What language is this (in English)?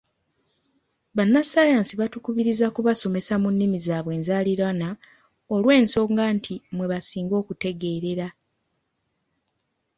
Ganda